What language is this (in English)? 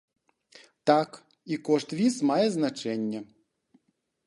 Belarusian